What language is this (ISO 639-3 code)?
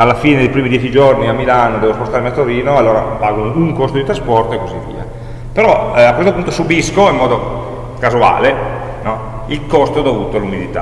ita